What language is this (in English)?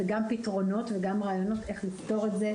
Hebrew